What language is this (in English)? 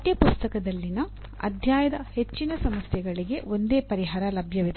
Kannada